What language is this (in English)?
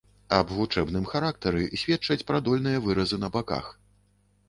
Belarusian